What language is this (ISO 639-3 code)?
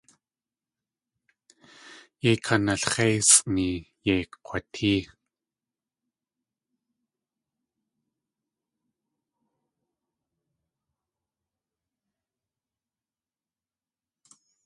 tli